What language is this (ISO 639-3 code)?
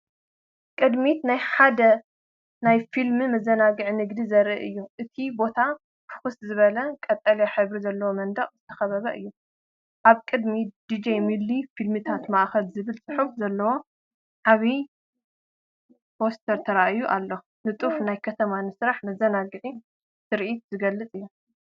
tir